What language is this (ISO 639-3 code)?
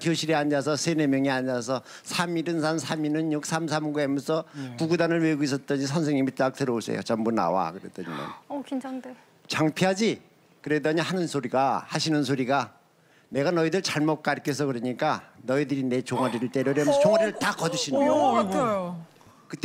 kor